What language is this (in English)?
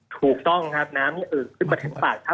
Thai